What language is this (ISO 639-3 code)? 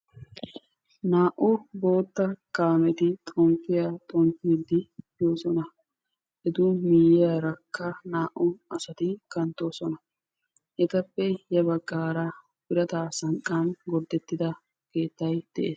wal